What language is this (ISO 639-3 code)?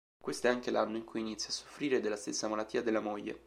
ita